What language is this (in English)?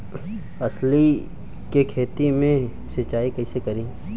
Bhojpuri